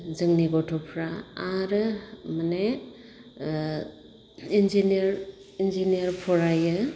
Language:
Bodo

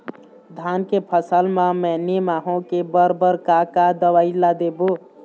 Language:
Chhattisgarhi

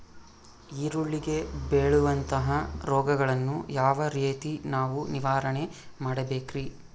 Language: Kannada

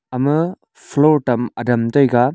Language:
Wancho Naga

